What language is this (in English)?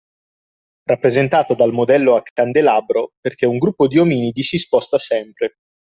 Italian